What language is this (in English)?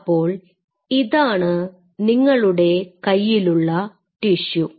Malayalam